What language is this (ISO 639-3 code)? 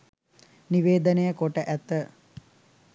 sin